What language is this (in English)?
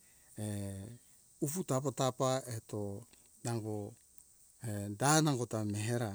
Hunjara-Kaina Ke